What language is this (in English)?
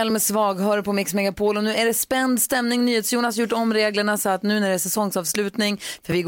Swedish